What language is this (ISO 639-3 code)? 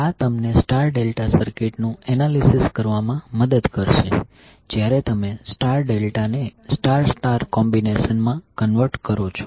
guj